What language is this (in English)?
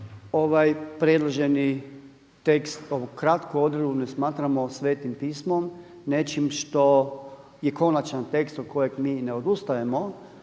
Croatian